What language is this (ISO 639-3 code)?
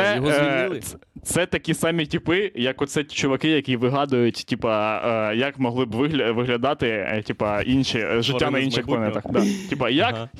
ukr